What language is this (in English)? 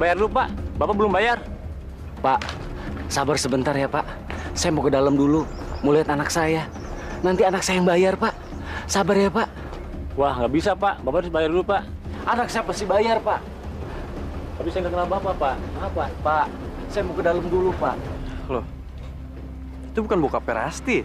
Indonesian